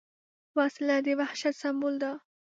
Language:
Pashto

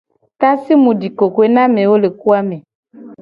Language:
Gen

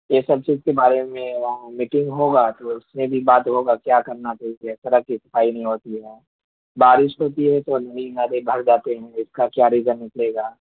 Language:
Urdu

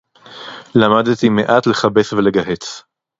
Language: Hebrew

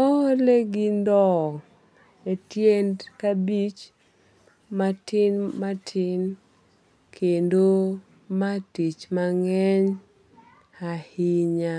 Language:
Luo (Kenya and Tanzania)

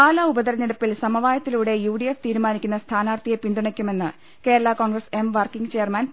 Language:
Malayalam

